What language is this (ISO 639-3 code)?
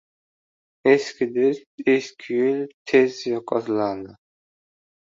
uzb